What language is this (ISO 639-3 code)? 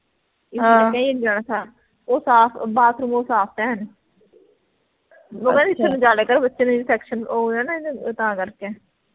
pan